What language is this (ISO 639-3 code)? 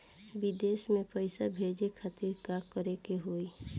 bho